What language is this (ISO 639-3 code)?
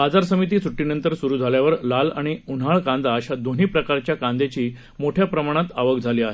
mar